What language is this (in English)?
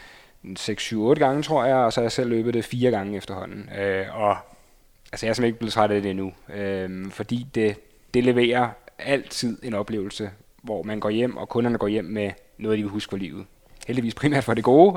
Danish